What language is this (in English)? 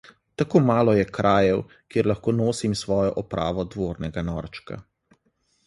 Slovenian